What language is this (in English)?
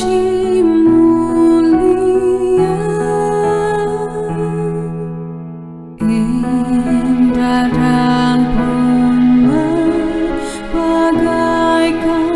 Korean